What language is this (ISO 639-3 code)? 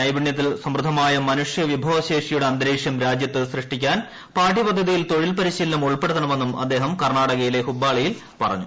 mal